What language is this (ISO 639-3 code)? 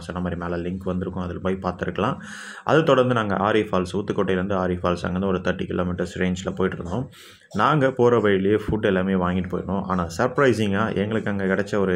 tam